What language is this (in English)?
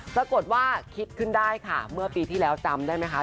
Thai